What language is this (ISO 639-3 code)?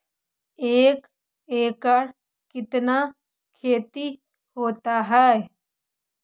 mag